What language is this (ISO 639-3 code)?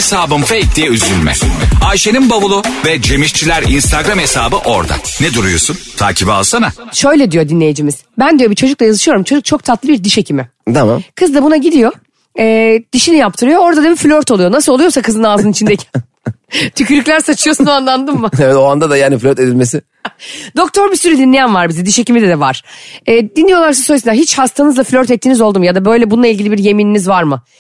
tur